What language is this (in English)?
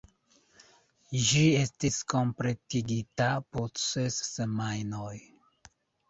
Esperanto